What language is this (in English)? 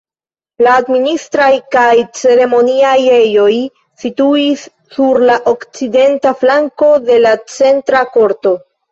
Esperanto